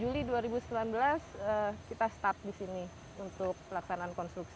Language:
Indonesian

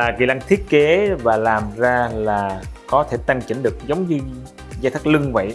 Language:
Vietnamese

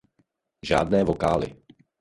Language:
Czech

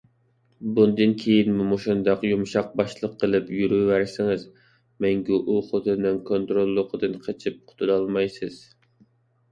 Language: Uyghur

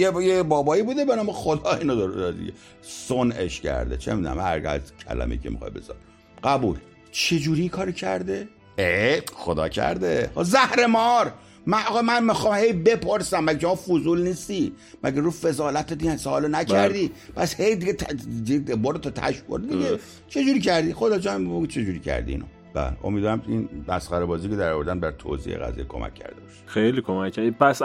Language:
Persian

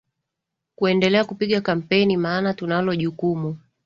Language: Swahili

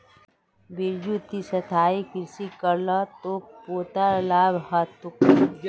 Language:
Magahi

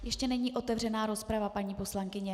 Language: Czech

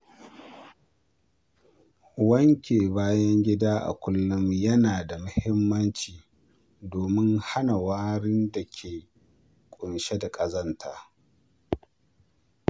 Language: Hausa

